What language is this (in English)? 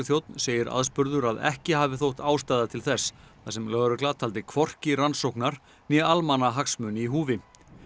Icelandic